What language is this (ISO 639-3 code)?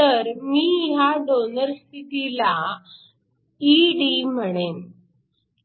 mar